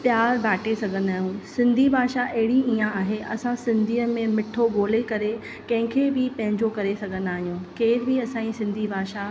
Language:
Sindhi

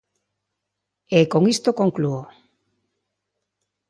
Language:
Galician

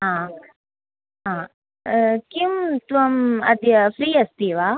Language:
Sanskrit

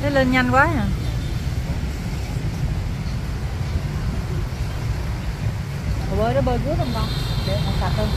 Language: Vietnamese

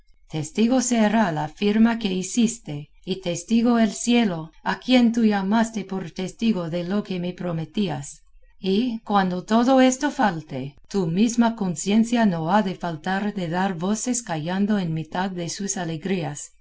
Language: Spanish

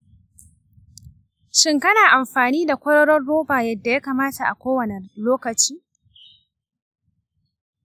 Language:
Hausa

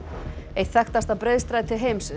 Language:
Icelandic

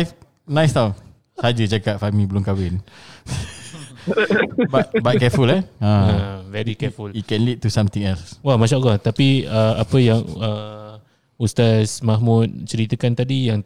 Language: Malay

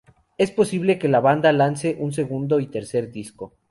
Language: Spanish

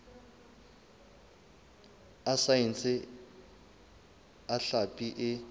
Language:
Southern Sotho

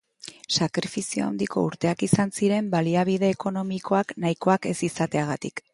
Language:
Basque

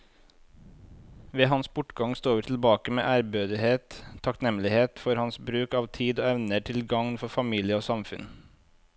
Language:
Norwegian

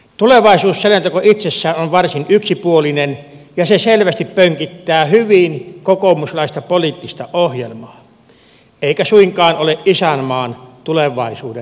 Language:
Finnish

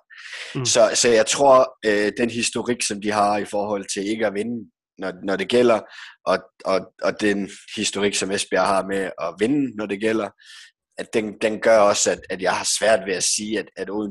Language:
Danish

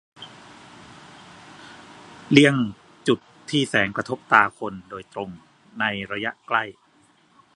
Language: Thai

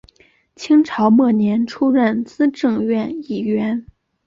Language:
Chinese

